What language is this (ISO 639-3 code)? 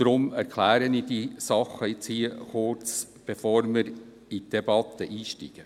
gsw